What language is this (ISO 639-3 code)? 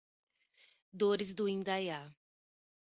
por